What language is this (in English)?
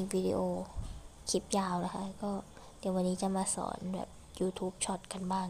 Thai